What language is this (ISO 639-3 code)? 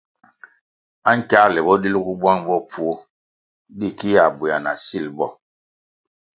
nmg